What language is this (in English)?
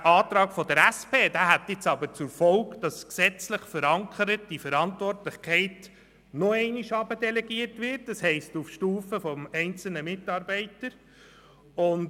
Swiss German